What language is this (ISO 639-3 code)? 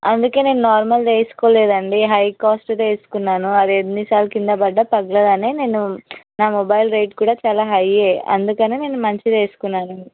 tel